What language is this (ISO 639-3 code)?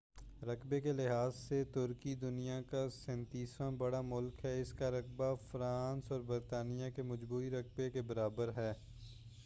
urd